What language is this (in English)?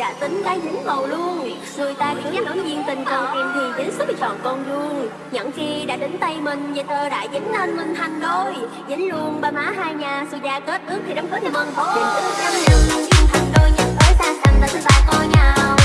Vietnamese